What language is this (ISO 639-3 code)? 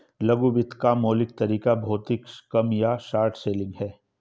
hin